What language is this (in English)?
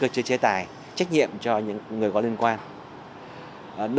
Vietnamese